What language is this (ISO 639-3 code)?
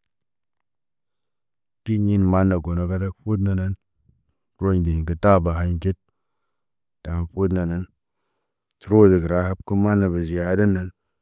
mne